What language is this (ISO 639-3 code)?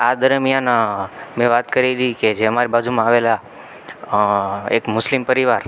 guj